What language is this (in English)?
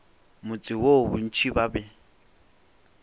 Northern Sotho